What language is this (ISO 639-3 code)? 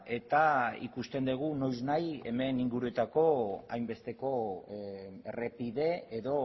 eus